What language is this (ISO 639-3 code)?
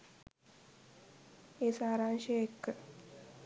sin